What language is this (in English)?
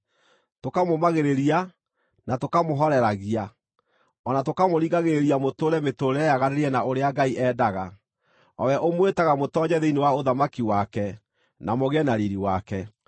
Kikuyu